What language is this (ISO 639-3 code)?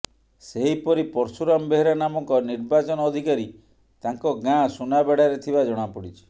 ori